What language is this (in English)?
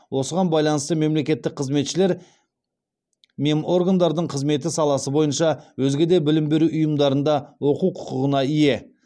Kazakh